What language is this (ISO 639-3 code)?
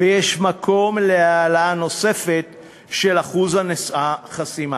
heb